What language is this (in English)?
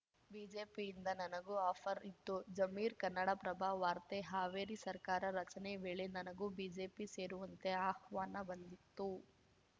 Kannada